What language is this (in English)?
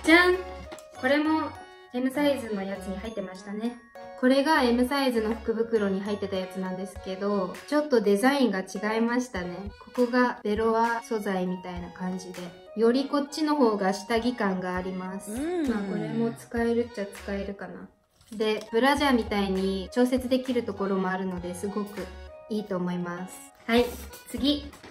Japanese